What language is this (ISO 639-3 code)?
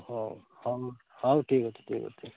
ori